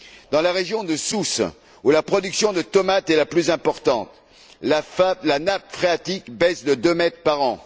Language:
French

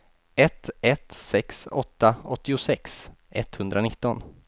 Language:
Swedish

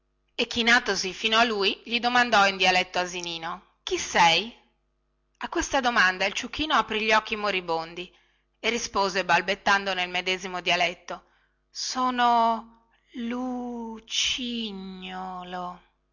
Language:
Italian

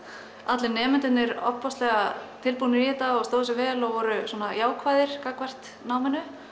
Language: Icelandic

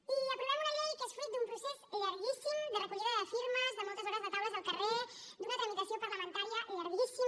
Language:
Catalan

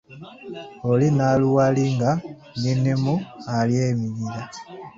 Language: Ganda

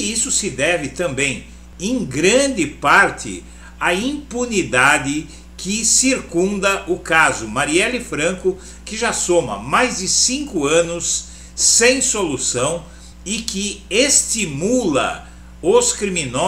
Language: Portuguese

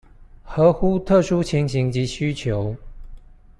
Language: Chinese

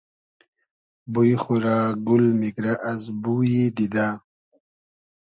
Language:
Hazaragi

